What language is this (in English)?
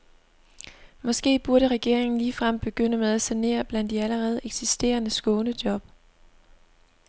Danish